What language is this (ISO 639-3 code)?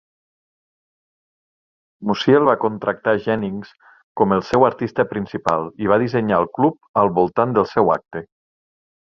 cat